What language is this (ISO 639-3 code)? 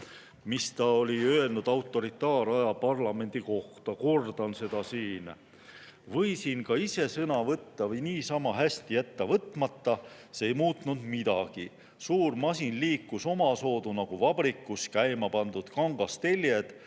est